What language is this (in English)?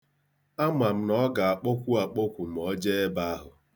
Igbo